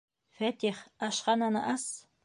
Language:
Bashkir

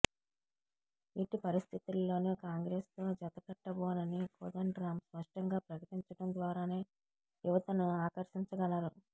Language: Telugu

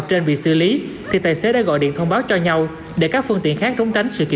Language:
Vietnamese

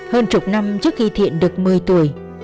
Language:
Vietnamese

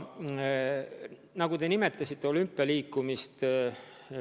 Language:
Estonian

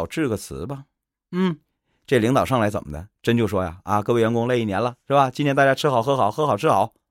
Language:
Chinese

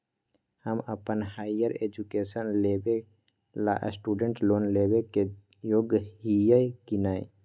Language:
Magahi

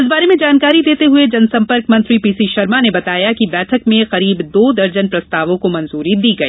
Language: Hindi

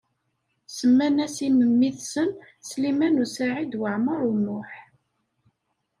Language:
Kabyle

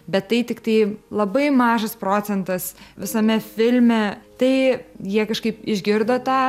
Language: Lithuanian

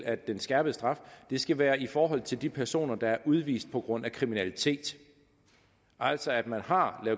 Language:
Danish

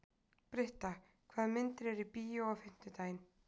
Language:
Icelandic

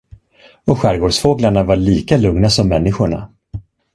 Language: Swedish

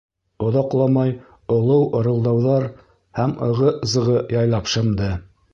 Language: Bashkir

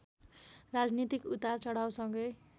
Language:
Nepali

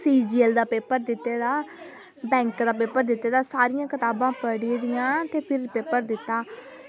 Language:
Dogri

